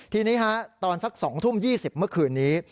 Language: Thai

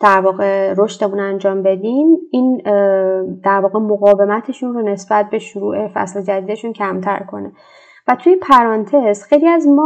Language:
Persian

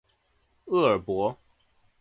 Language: Chinese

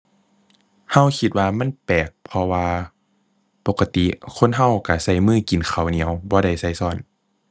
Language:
Thai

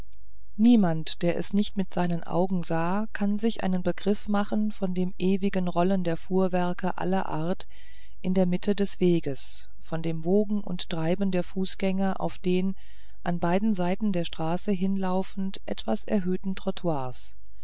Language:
German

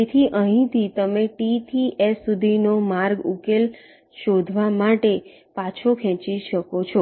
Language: Gujarati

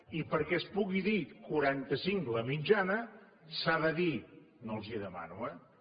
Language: Catalan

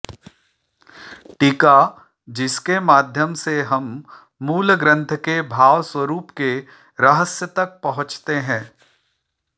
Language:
Sanskrit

